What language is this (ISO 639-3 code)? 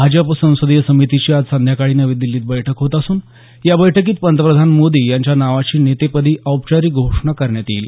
mar